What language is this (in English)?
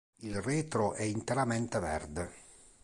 Italian